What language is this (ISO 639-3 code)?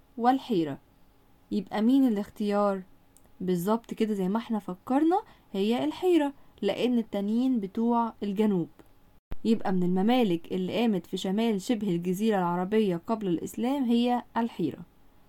ara